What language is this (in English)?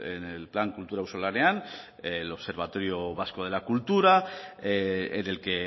Spanish